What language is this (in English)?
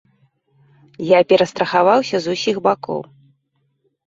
Belarusian